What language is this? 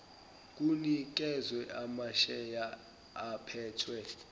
Zulu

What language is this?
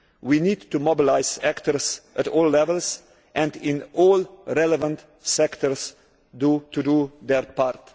English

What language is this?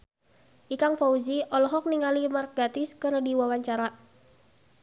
Sundanese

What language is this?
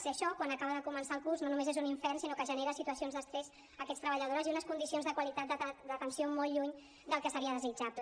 Catalan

